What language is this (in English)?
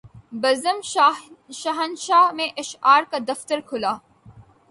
Urdu